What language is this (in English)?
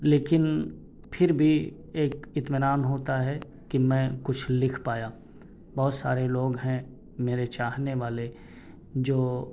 Urdu